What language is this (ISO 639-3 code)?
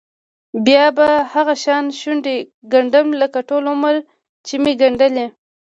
pus